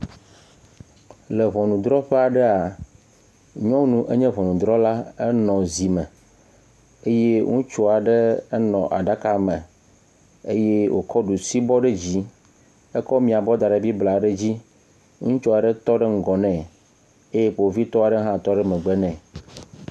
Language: Ewe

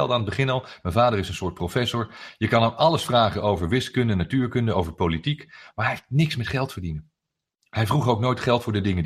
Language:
Dutch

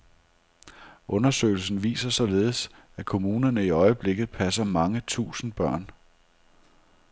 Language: Danish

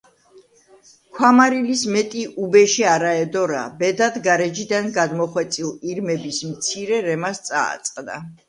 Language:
Georgian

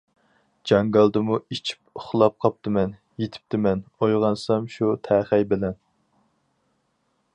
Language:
Uyghur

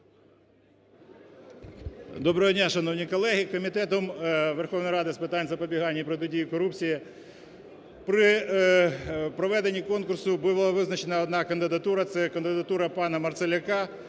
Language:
Ukrainian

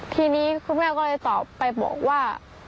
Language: Thai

